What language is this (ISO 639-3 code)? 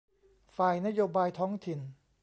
tha